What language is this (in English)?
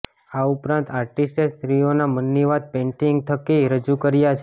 Gujarati